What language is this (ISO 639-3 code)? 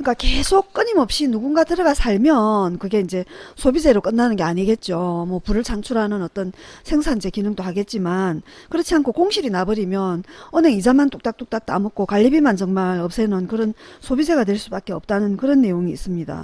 kor